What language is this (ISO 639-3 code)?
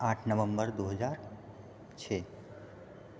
mai